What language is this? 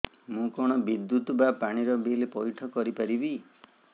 Odia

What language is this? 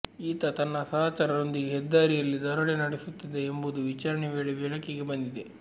Kannada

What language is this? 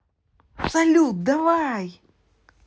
Russian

